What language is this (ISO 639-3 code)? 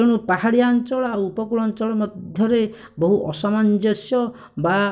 ori